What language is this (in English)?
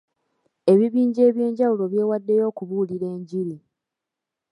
Ganda